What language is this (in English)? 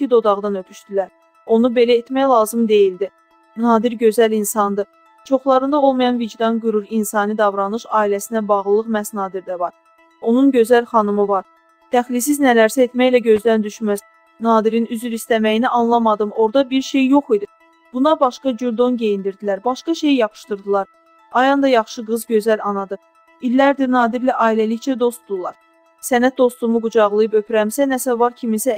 Turkish